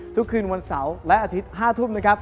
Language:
Thai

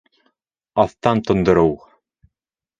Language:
Bashkir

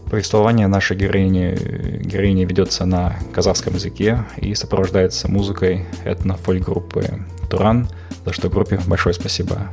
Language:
Kazakh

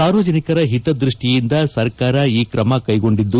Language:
Kannada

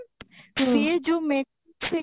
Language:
Odia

